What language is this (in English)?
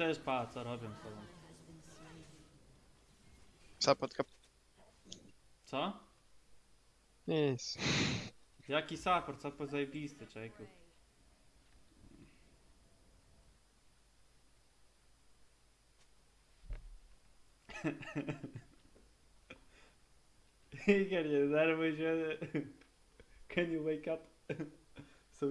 Polish